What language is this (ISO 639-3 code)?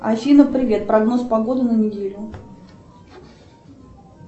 rus